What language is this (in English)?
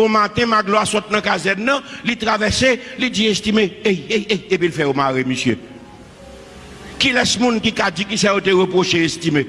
French